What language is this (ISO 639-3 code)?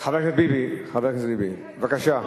heb